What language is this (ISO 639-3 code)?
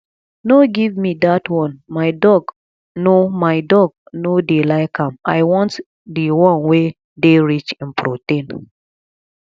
pcm